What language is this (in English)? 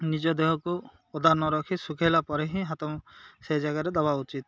Odia